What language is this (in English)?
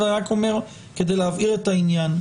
Hebrew